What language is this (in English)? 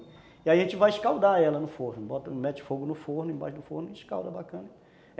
Portuguese